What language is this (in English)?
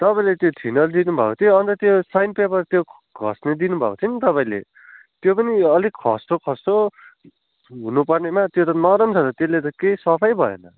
Nepali